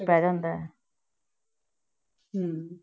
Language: Punjabi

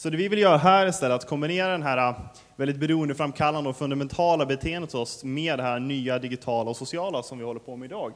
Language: Swedish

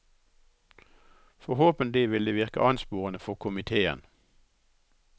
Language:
Norwegian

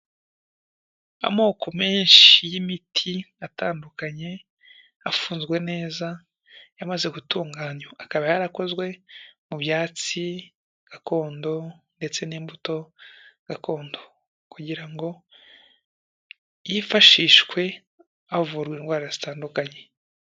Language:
Kinyarwanda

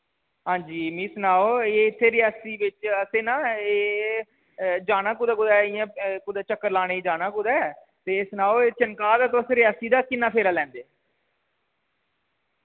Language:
Dogri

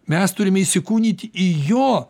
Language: Lithuanian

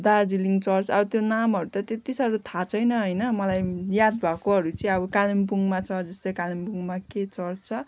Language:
Nepali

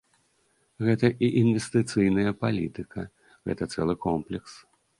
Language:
Belarusian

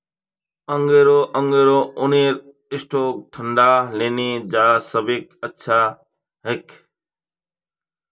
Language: Magahi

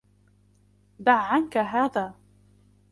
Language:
Arabic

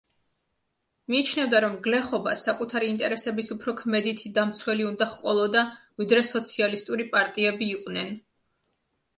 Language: Georgian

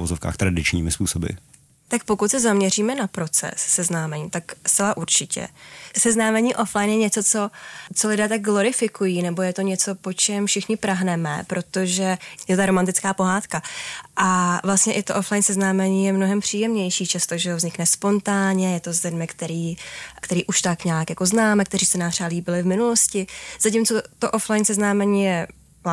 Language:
Czech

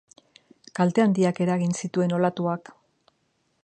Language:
Basque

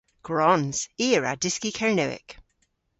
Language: Cornish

